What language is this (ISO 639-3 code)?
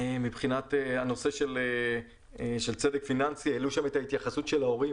heb